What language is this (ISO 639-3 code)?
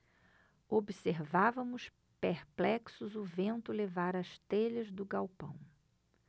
por